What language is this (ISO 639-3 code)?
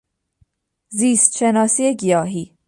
fas